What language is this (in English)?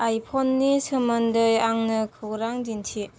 Bodo